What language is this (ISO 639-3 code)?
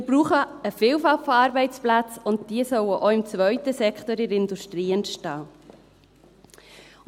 gsw